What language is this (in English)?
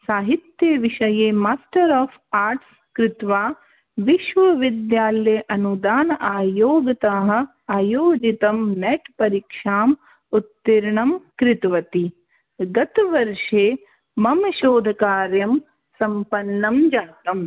Sanskrit